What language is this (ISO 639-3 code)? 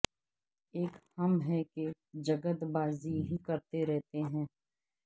urd